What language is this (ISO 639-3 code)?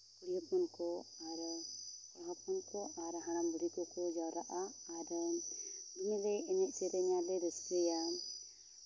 sat